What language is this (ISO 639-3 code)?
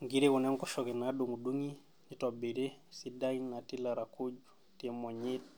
mas